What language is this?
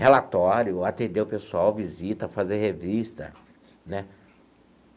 Portuguese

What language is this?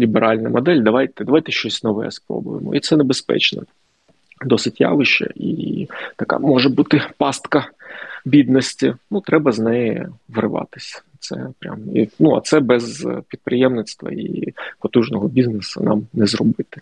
Ukrainian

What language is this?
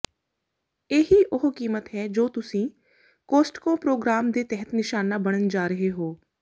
Punjabi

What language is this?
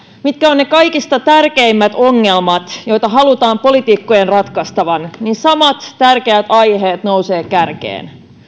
Finnish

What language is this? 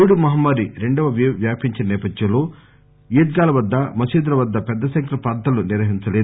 Telugu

